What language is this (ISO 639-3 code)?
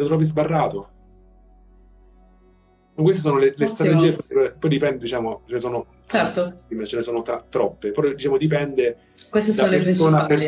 ita